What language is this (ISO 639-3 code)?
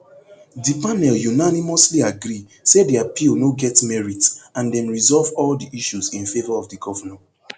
pcm